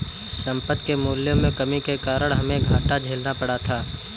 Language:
Hindi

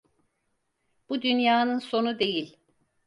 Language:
Turkish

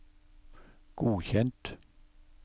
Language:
Norwegian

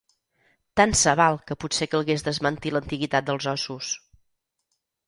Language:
Catalan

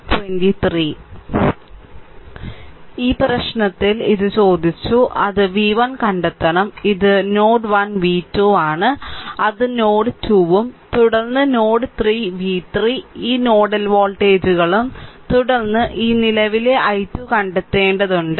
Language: Malayalam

